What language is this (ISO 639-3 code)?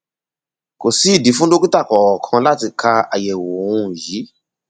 yor